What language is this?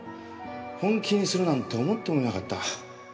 Japanese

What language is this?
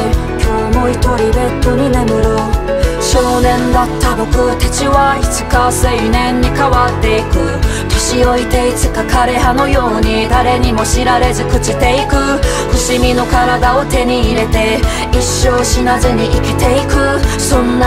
Japanese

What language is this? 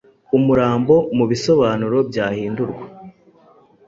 Kinyarwanda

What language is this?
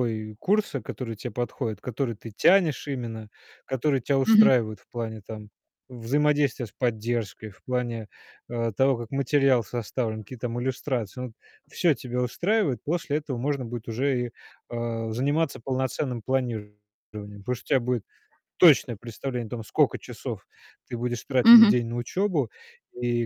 Russian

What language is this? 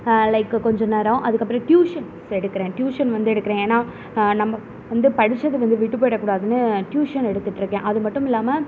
Tamil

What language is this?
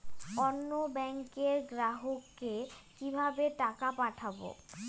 Bangla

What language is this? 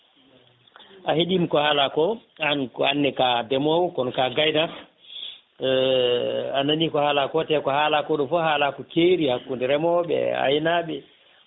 Fula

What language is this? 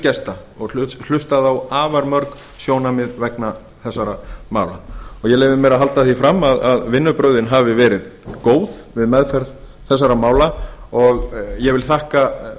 Icelandic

